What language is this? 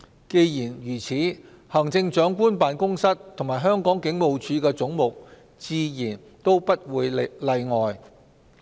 Cantonese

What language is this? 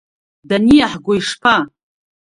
Abkhazian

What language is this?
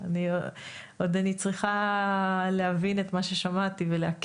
Hebrew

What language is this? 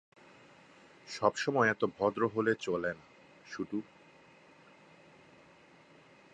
Bangla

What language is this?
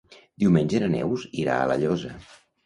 Catalan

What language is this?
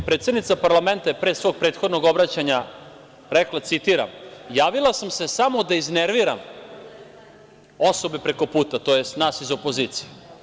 Serbian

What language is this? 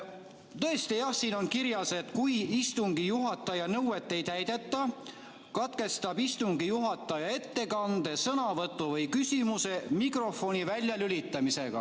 Estonian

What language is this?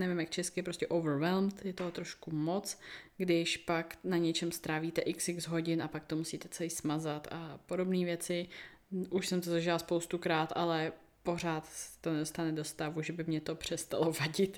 Czech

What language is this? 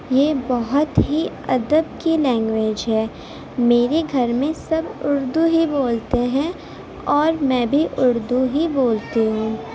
Urdu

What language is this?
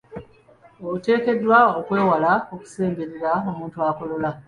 Ganda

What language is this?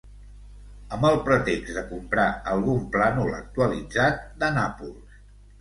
Catalan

